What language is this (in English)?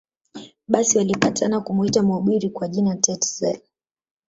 Swahili